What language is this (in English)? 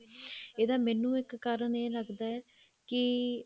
Punjabi